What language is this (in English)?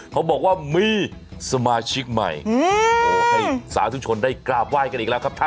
Thai